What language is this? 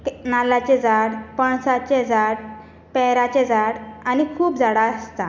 Konkani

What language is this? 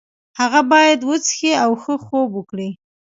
Pashto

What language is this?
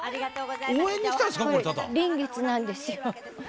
Japanese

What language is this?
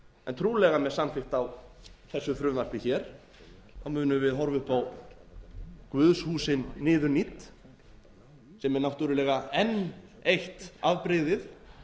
Icelandic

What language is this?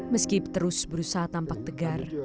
Indonesian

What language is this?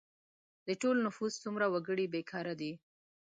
Pashto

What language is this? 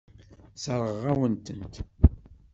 Kabyle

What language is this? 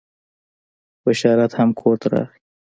Pashto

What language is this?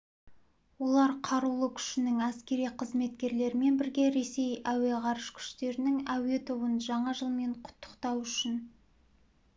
Kazakh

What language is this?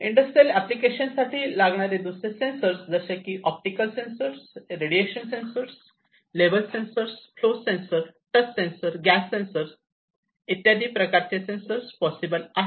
Marathi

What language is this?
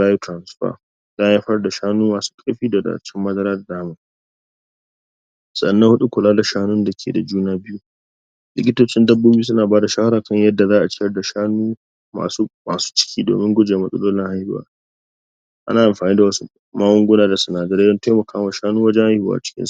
Hausa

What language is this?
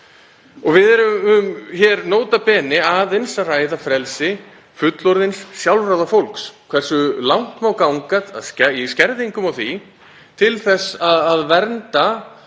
Icelandic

